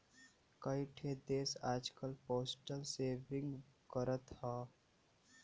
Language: Bhojpuri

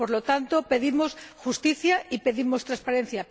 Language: Spanish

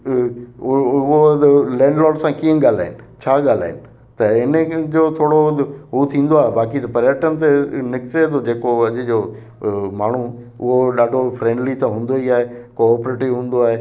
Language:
Sindhi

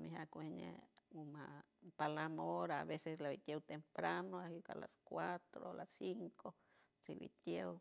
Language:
San Francisco Del Mar Huave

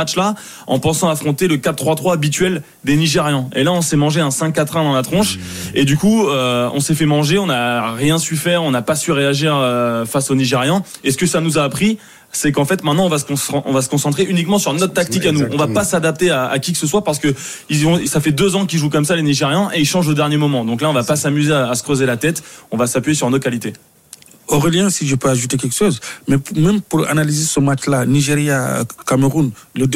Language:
French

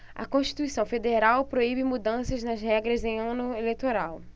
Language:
Portuguese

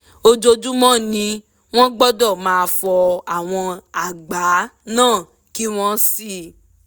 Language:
Yoruba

